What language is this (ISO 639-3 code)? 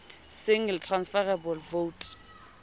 sot